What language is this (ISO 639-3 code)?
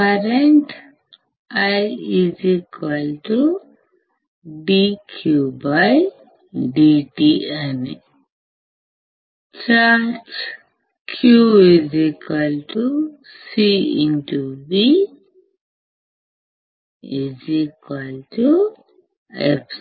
tel